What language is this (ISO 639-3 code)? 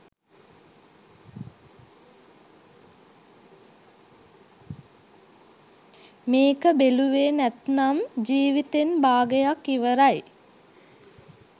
sin